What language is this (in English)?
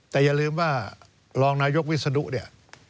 Thai